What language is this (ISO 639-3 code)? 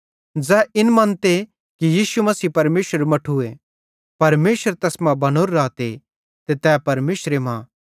bhd